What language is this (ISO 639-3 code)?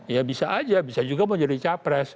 ind